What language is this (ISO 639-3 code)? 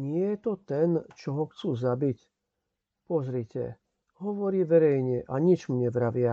slk